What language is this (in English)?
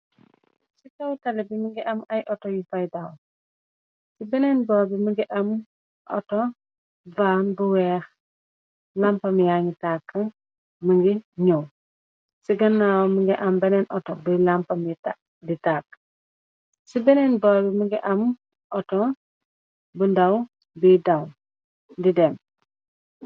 Wolof